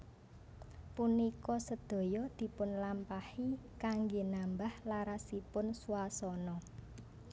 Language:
Javanese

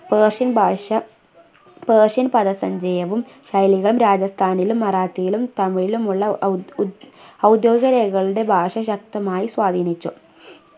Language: Malayalam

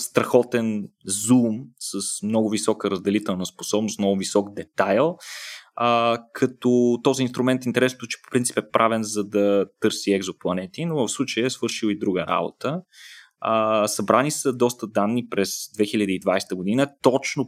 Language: Bulgarian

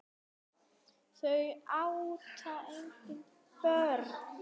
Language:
Icelandic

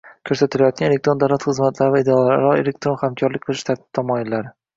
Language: Uzbek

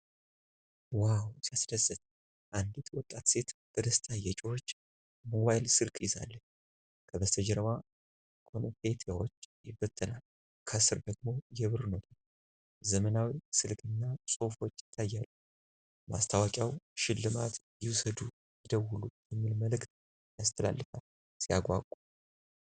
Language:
Amharic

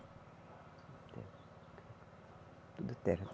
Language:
Portuguese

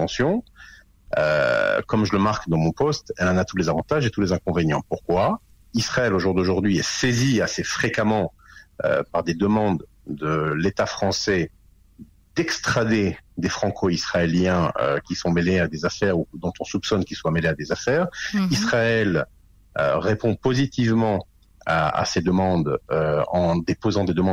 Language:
French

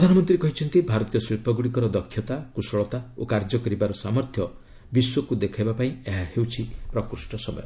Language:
Odia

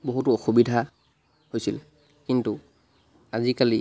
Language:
Assamese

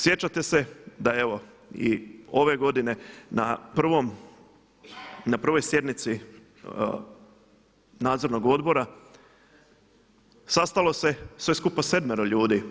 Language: Croatian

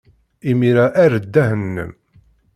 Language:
Kabyle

